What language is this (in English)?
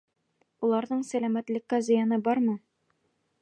Bashkir